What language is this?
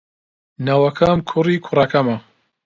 Central Kurdish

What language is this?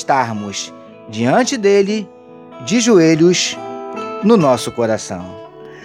Portuguese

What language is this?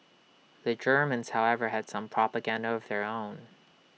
English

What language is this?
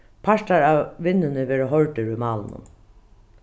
Faroese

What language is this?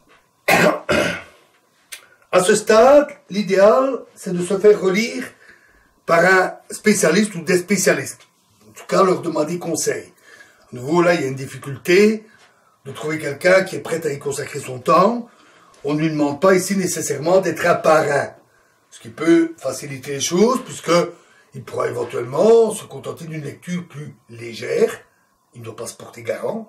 French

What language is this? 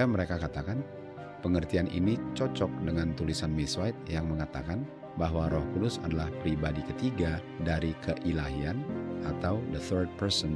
Indonesian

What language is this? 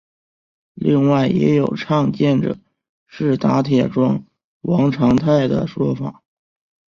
Chinese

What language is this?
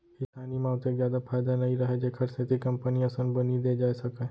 Chhattisgarhi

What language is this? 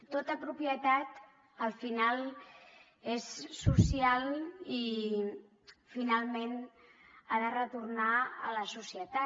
Catalan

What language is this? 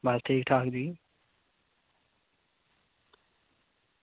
Dogri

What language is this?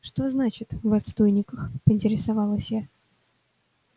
Russian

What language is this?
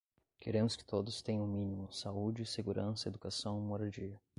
Portuguese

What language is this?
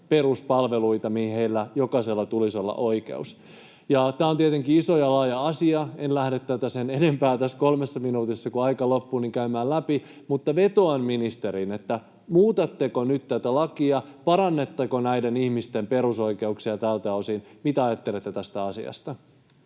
Finnish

